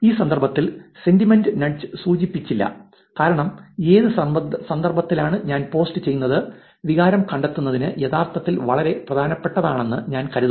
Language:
Malayalam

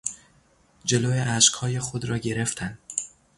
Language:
Persian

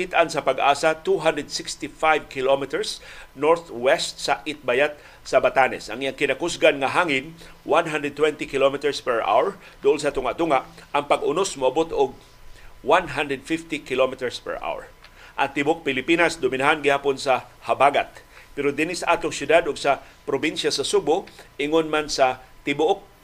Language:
Filipino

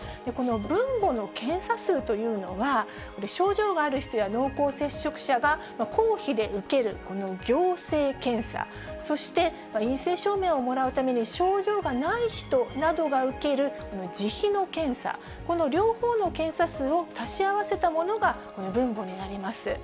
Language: Japanese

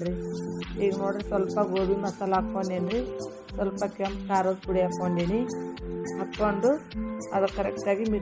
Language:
Kannada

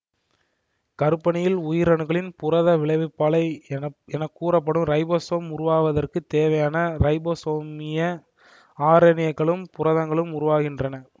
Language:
Tamil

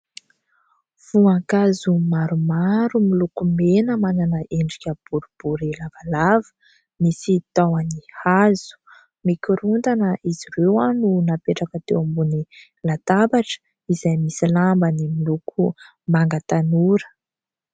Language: Malagasy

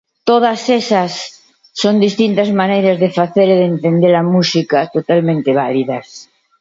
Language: Galician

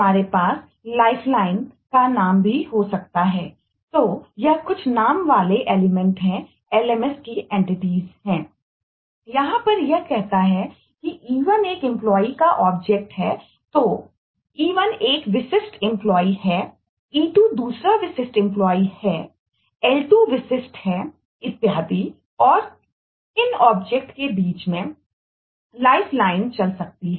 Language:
Hindi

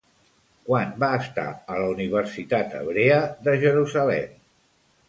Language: Catalan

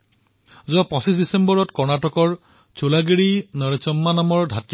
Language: Assamese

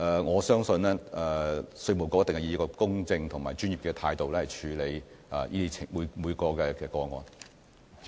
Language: Cantonese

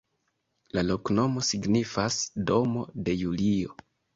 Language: Esperanto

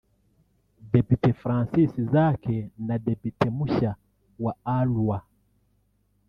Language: Kinyarwanda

